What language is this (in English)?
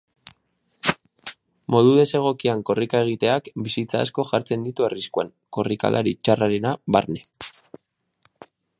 Basque